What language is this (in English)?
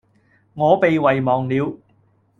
Cantonese